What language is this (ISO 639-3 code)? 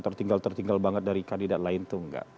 ind